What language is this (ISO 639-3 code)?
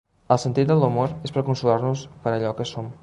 cat